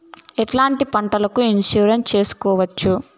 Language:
Telugu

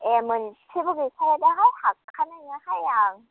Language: Bodo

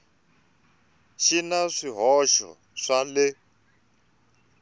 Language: Tsonga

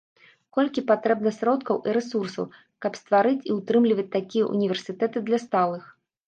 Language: Belarusian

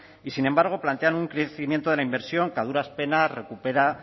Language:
Spanish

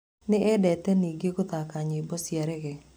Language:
Kikuyu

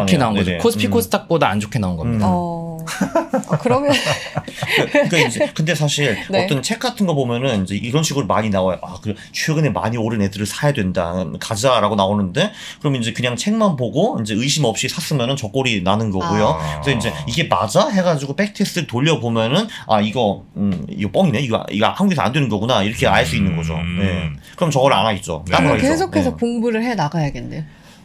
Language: Korean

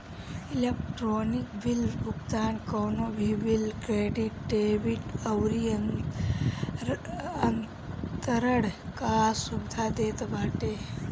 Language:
Bhojpuri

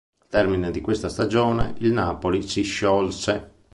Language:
Italian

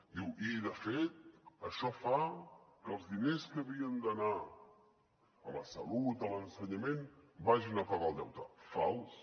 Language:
Catalan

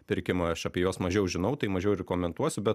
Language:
Lithuanian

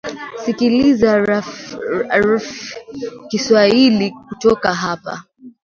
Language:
Swahili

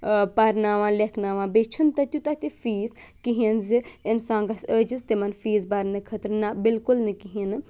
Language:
Kashmiri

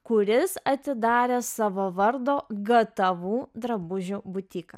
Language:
Lithuanian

